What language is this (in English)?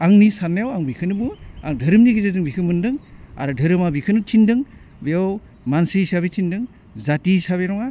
Bodo